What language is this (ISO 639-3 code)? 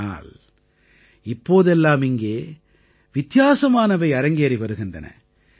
tam